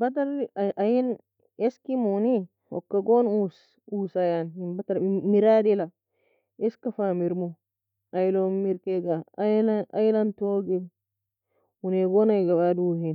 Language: Nobiin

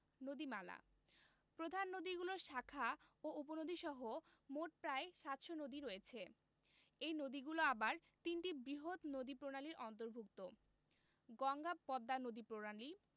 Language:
Bangla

